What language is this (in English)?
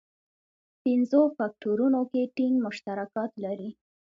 Pashto